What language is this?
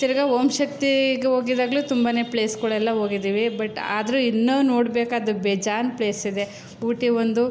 Kannada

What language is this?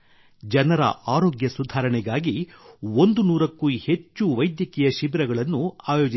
Kannada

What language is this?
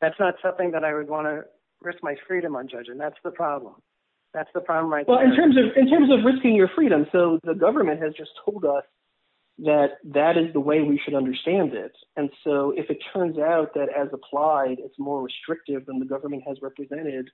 English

